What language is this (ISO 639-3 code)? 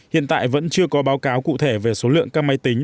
vie